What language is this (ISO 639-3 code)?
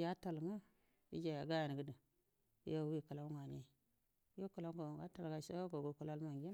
bdm